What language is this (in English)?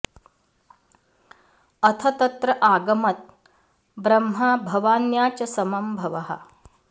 Sanskrit